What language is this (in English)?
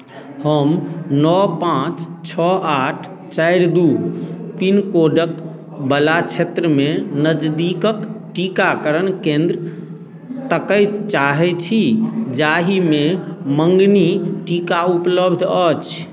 Maithili